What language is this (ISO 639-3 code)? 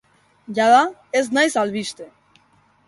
eus